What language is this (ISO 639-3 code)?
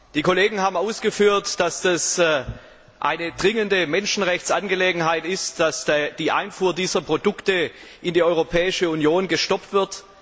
deu